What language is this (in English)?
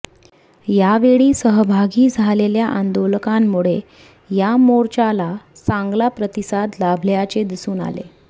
Marathi